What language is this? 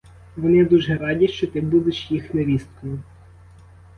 Ukrainian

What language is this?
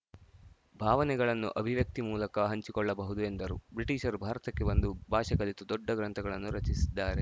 Kannada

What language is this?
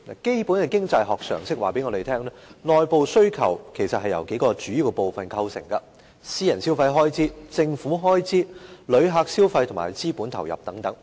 Cantonese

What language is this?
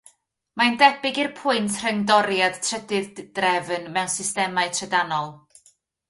Welsh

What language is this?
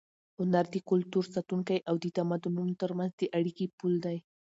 Pashto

